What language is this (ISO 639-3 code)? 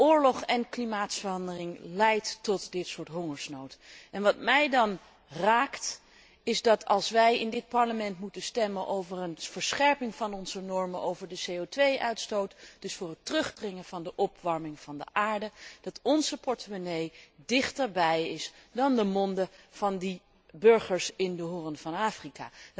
nld